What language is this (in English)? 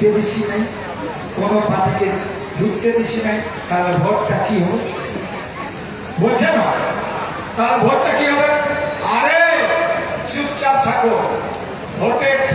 Korean